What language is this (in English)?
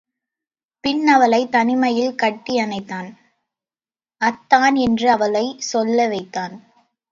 Tamil